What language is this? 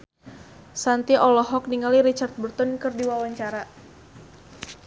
Sundanese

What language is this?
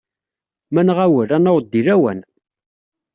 Kabyle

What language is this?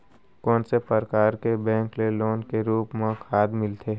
Chhattisgarhi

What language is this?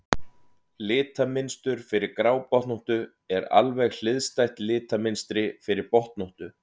Icelandic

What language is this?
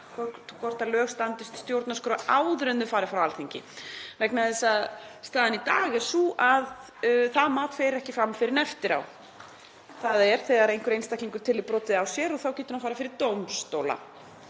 Icelandic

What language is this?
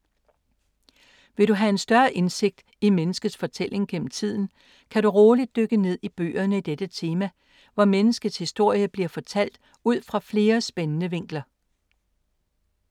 Danish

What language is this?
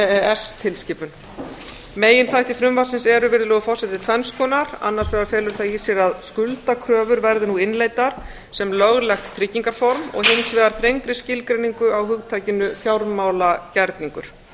Icelandic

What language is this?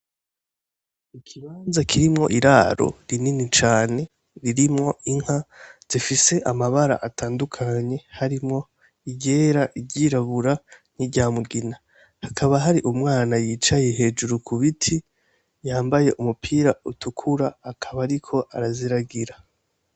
Rundi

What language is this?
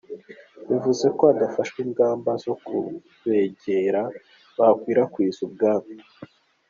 Kinyarwanda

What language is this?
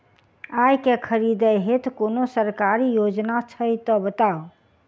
Maithili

